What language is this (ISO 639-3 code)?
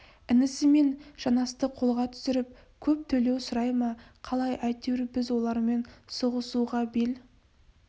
kaz